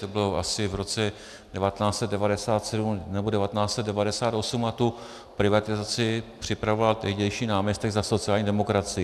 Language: Czech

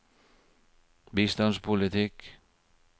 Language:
Norwegian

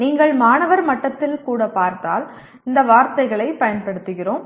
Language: Tamil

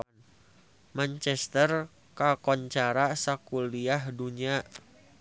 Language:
Sundanese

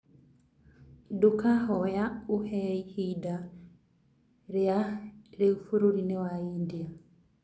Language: Kikuyu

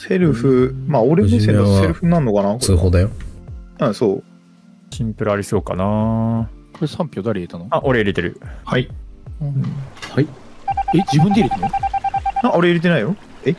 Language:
Japanese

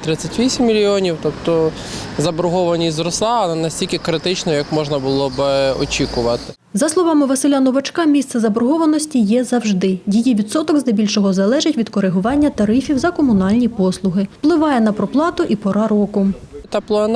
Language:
Ukrainian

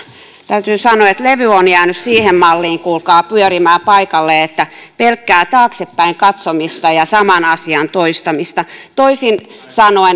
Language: Finnish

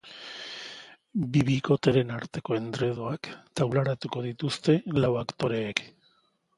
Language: Basque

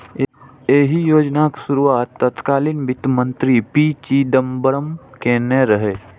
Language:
Maithili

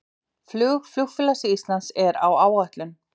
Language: Icelandic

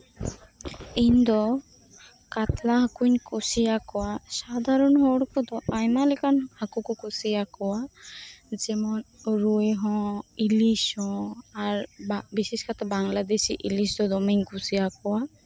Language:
Santali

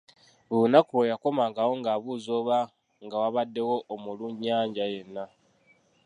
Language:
Ganda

